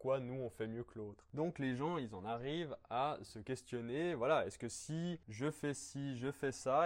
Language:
French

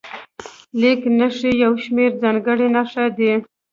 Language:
Pashto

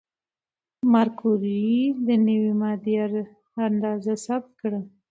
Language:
Pashto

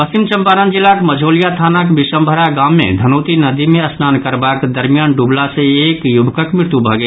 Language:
Maithili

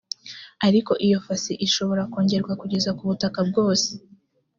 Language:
Kinyarwanda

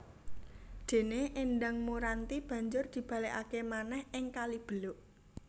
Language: Javanese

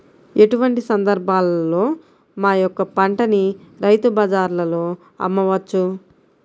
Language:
Telugu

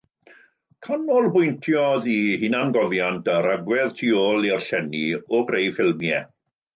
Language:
Welsh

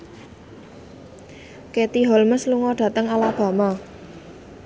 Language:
Javanese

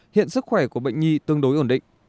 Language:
Vietnamese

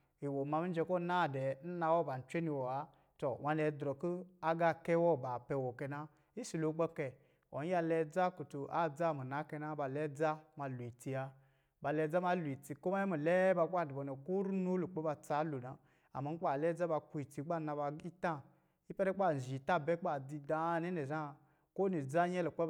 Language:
Lijili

